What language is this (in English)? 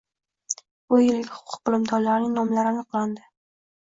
Uzbek